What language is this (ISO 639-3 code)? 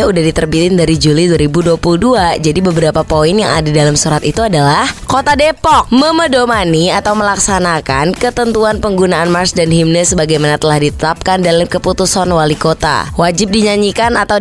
ind